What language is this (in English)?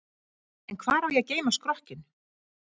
Icelandic